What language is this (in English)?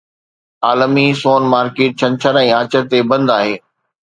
Sindhi